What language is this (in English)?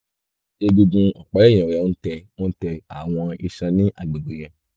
Yoruba